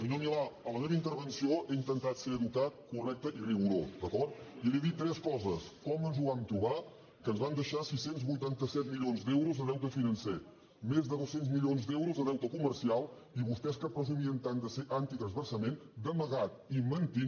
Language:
Catalan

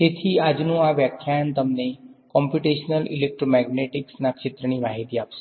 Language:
Gujarati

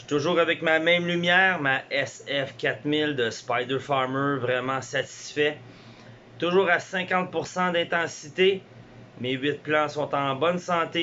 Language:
French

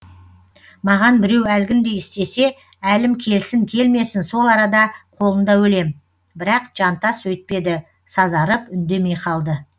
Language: Kazakh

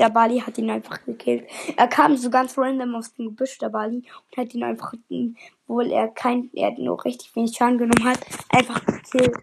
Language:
German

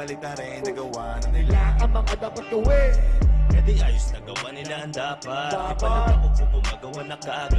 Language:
Indonesian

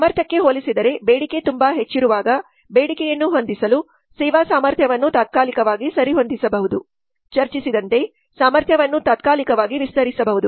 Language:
Kannada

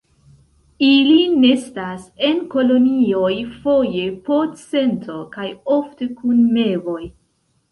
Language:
Esperanto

